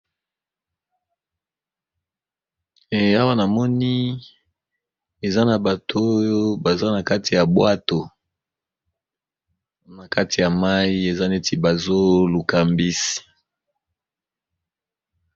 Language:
Lingala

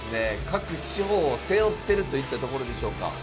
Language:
Japanese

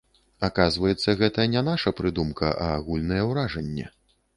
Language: Belarusian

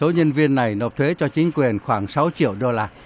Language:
Vietnamese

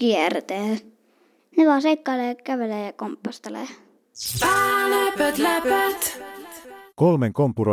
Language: Finnish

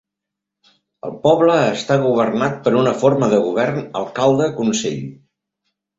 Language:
Catalan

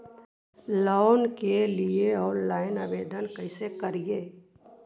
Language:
Magahi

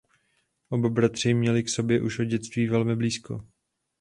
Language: Czech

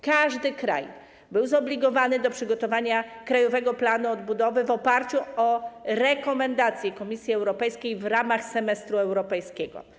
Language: Polish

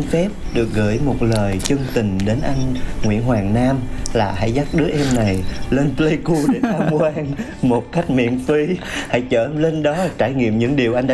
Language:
Vietnamese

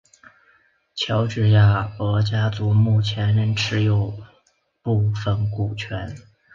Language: Chinese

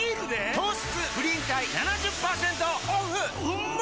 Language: Japanese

